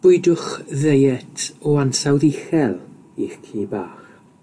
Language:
Welsh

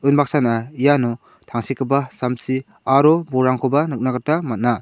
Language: Garo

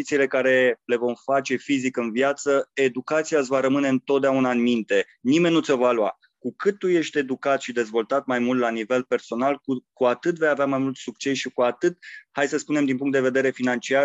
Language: Romanian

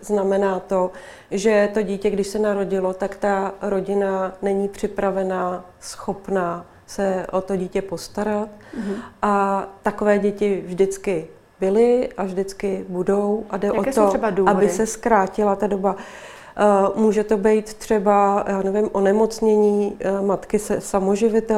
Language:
Czech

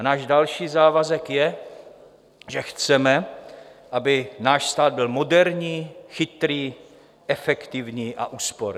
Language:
Czech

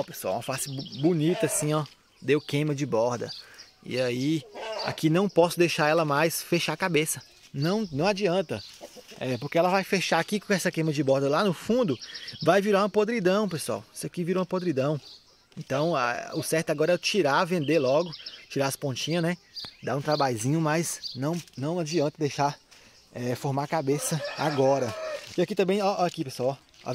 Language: Portuguese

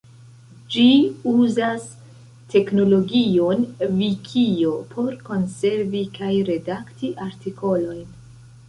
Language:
Esperanto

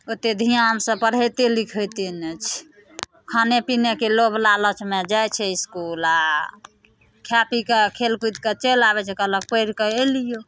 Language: Maithili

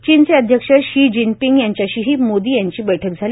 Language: Marathi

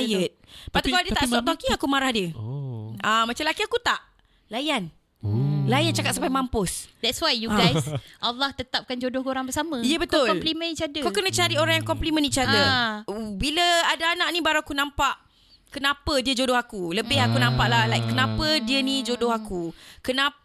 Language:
Malay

